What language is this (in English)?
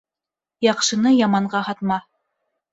Bashkir